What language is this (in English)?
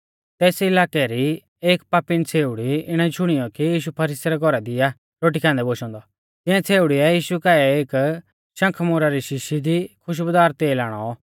Mahasu Pahari